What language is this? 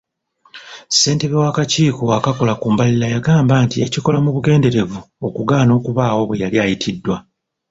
Ganda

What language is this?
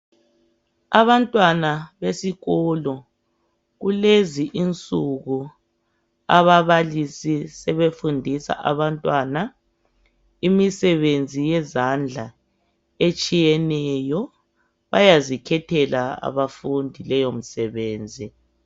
North Ndebele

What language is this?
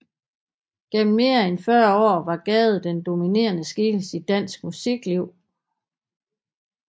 Danish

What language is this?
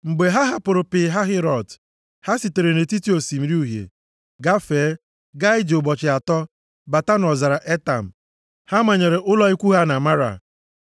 Igbo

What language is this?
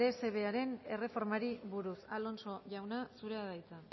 Basque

